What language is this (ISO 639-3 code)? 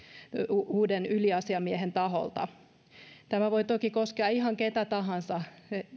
fin